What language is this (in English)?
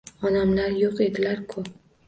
Uzbek